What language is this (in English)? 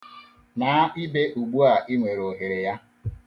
Igbo